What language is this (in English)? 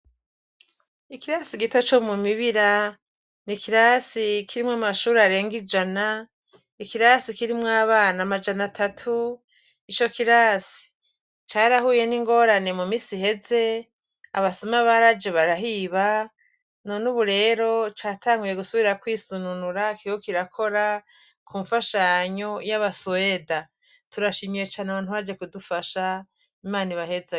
Rundi